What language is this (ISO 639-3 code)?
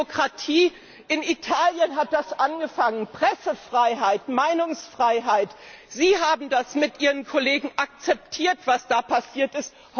deu